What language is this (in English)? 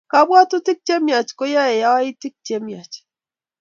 Kalenjin